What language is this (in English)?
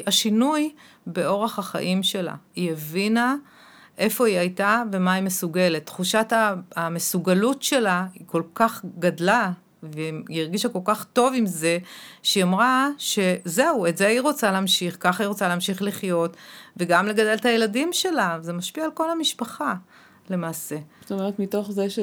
Hebrew